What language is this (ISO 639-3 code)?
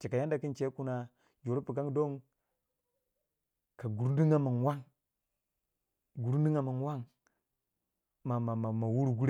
wja